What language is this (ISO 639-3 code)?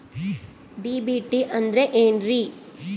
kan